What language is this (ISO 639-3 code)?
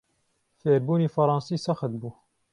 ckb